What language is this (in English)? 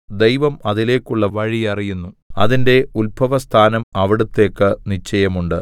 Malayalam